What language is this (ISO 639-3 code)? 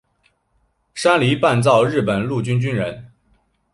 zho